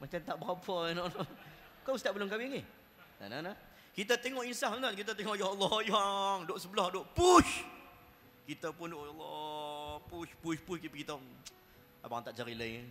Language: Malay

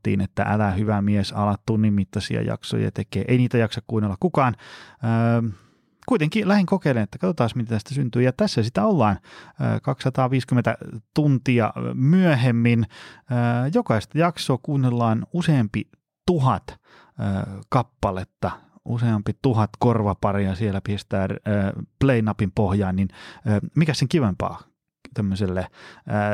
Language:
Finnish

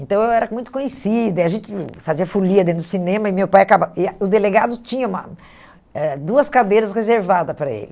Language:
Portuguese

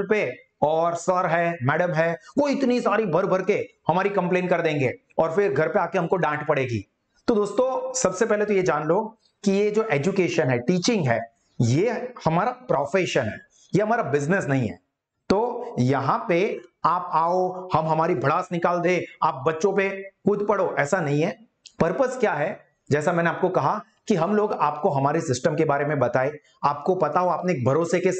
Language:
Hindi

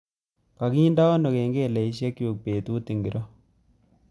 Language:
Kalenjin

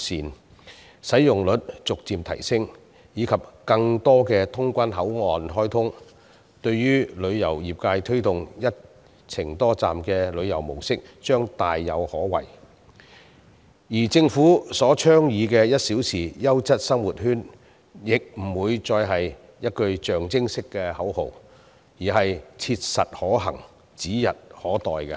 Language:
Cantonese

